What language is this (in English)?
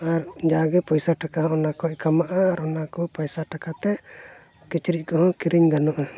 Santali